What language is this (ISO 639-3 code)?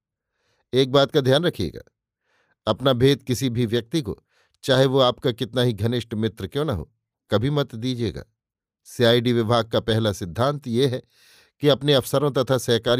hin